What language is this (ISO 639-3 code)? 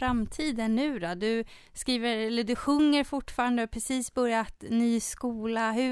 swe